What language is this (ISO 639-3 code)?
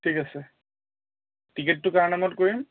asm